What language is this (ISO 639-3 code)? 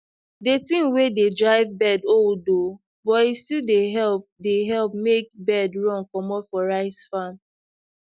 pcm